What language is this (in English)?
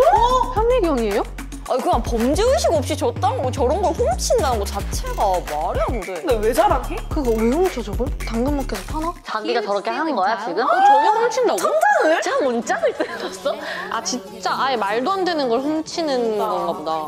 Korean